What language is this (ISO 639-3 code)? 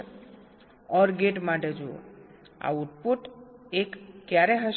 guj